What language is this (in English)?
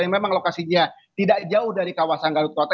Indonesian